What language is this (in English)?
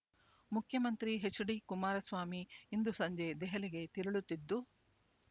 Kannada